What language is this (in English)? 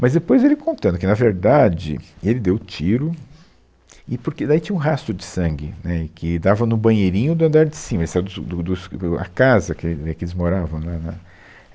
Portuguese